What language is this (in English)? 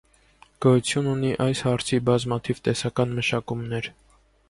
Armenian